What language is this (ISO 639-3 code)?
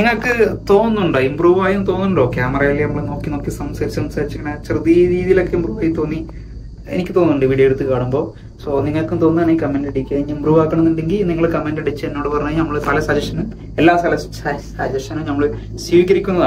mal